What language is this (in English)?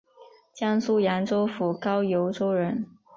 Chinese